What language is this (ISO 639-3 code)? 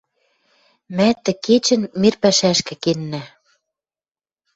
mrj